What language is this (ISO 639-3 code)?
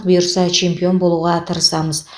kaz